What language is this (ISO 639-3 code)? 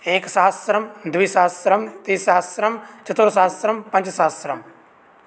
san